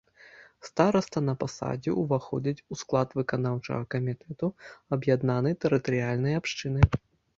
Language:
Belarusian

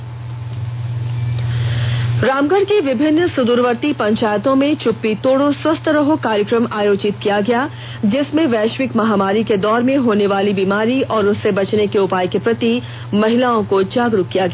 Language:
Hindi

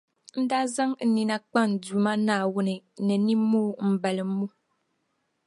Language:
Dagbani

